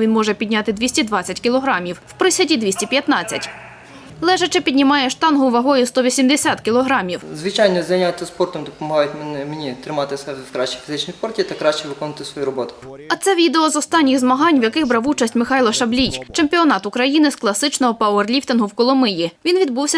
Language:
Ukrainian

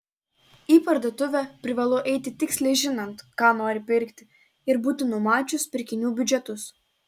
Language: Lithuanian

